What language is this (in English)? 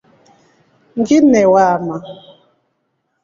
Rombo